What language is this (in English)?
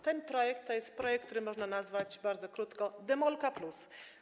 Polish